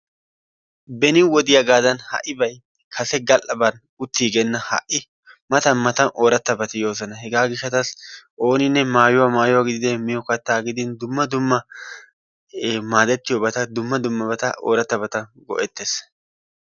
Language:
Wolaytta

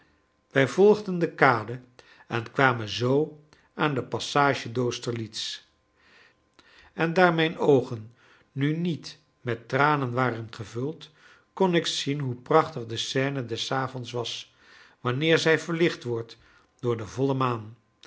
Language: Dutch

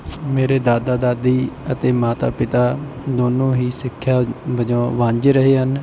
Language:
Punjabi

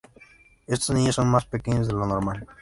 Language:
Spanish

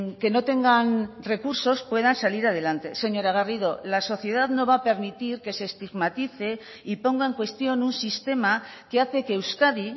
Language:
Spanish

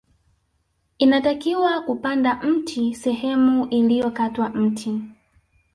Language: Swahili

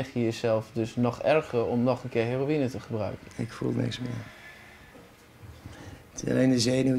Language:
Dutch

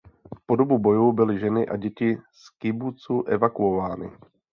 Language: Czech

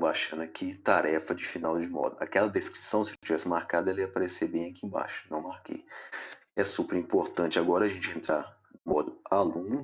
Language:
Portuguese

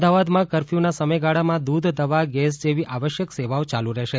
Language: Gujarati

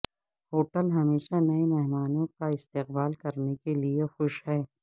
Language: Urdu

